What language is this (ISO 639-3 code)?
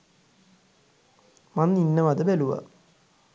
sin